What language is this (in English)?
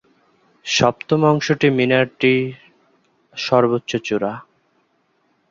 Bangla